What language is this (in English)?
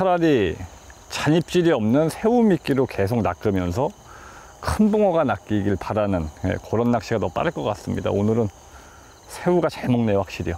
Korean